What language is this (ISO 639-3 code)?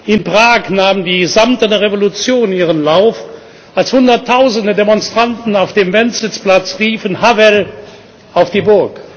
deu